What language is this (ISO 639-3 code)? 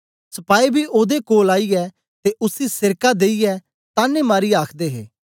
doi